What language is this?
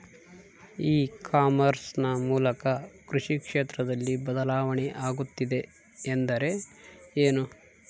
Kannada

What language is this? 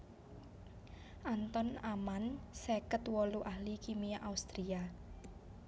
Javanese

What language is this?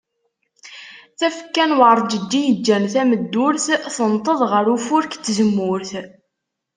Kabyle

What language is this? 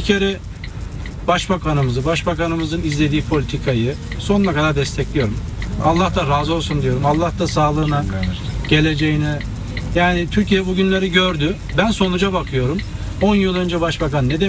Turkish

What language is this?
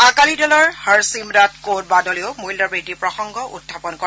Assamese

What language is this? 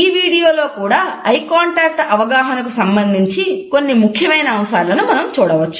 Telugu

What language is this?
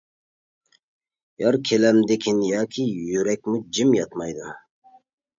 Uyghur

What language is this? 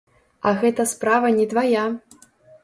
Belarusian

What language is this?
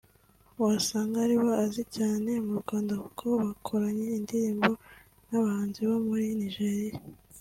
Kinyarwanda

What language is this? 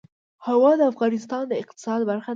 Pashto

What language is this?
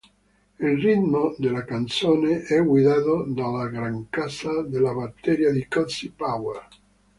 Italian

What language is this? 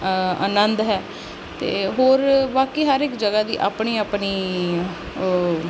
Punjabi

